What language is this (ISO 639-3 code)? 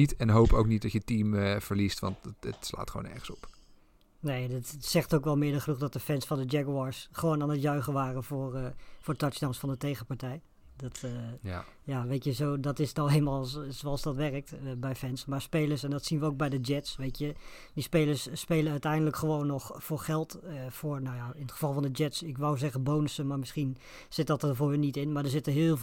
nld